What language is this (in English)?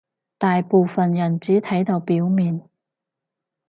Cantonese